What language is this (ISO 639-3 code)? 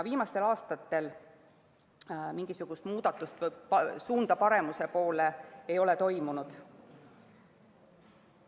est